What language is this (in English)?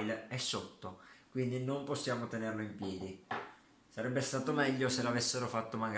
Italian